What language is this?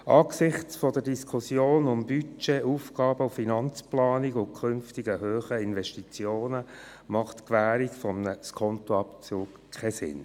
Swiss German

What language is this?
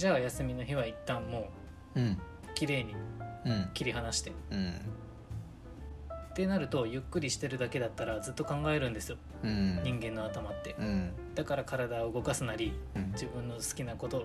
Japanese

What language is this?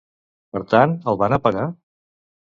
Catalan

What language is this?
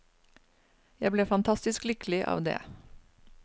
Norwegian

